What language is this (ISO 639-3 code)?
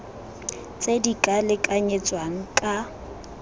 tsn